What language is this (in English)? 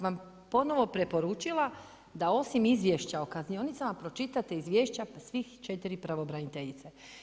Croatian